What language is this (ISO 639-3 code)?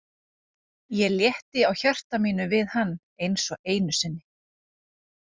isl